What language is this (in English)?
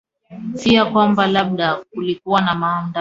Swahili